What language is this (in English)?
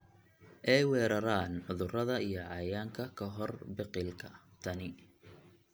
Somali